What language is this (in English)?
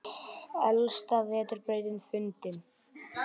Icelandic